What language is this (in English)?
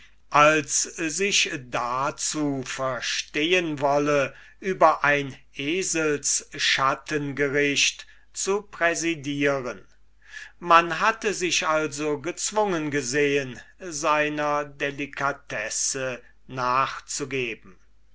German